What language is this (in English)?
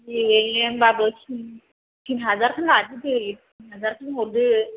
Bodo